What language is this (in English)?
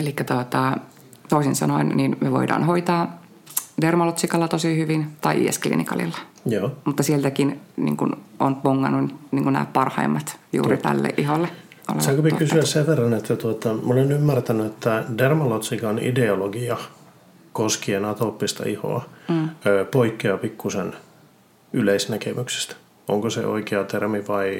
Finnish